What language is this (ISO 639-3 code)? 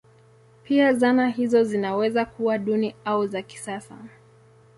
swa